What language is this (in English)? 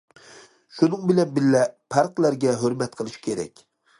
Uyghur